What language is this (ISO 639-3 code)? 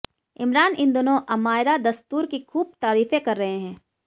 hin